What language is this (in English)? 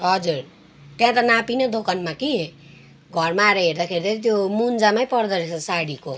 Nepali